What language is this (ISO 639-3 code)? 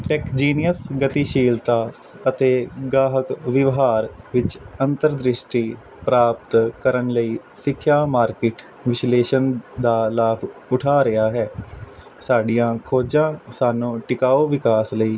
pan